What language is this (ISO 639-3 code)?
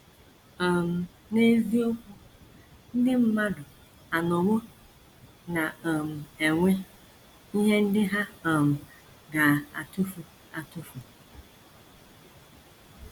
ibo